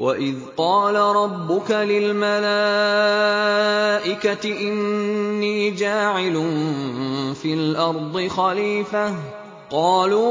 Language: Arabic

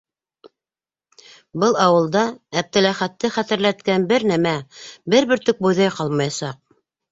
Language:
Bashkir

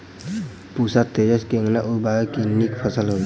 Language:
Maithili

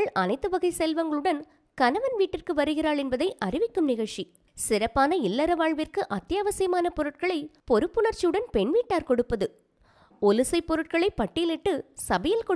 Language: Tamil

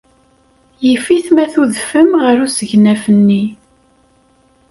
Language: Kabyle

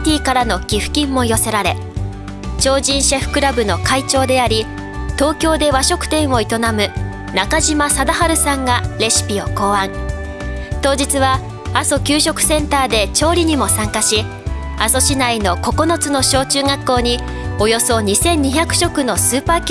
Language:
Japanese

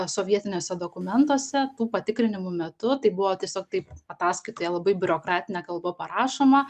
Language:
Lithuanian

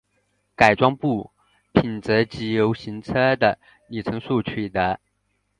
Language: Chinese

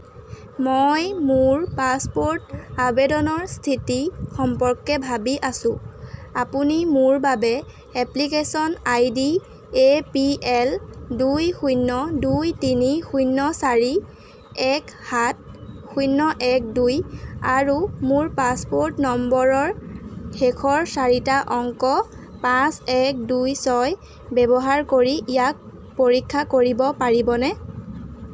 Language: Assamese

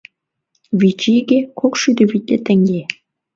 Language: Mari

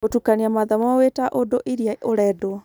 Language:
Kikuyu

